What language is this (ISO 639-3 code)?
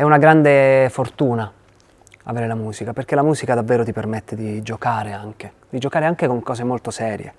ita